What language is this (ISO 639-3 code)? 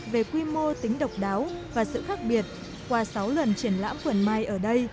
vie